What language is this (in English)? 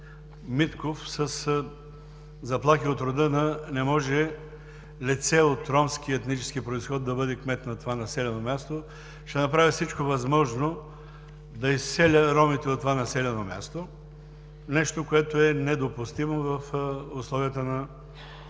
Bulgarian